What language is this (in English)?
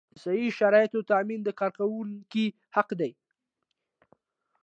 Pashto